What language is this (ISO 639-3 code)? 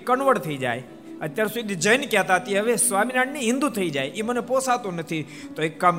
guj